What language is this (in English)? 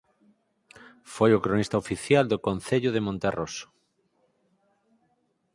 Galician